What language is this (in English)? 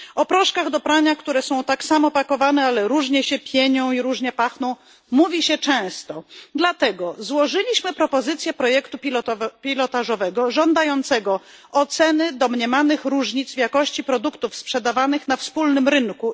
Polish